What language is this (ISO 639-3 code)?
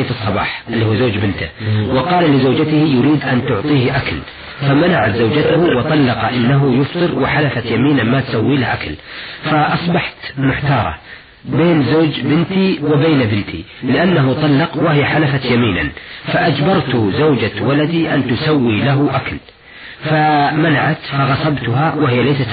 ara